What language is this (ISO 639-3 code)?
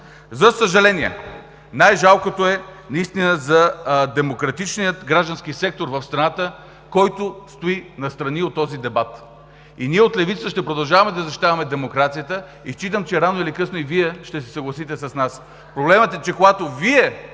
bul